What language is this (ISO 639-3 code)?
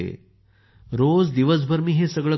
mar